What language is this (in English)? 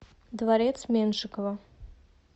Russian